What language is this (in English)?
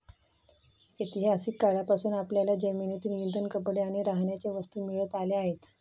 Marathi